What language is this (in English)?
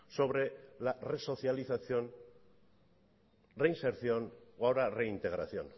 Spanish